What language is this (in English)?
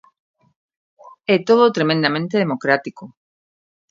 Galician